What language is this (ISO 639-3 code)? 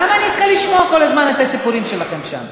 heb